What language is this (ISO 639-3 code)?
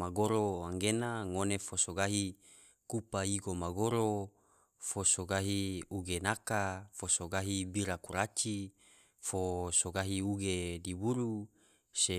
tvo